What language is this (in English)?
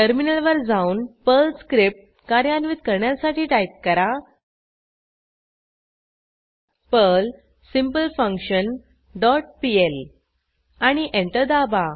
Marathi